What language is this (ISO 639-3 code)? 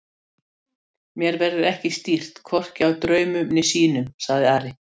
isl